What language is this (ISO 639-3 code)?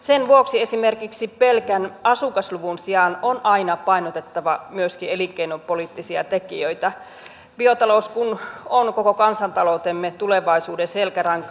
fin